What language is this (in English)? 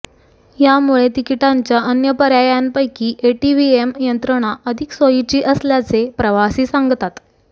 Marathi